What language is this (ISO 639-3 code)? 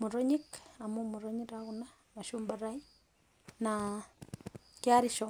mas